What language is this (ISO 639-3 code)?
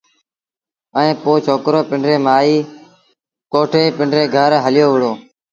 sbn